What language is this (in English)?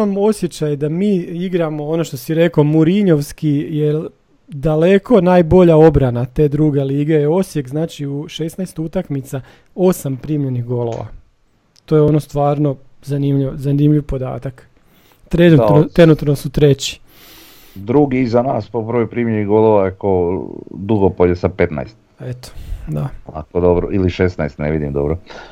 Croatian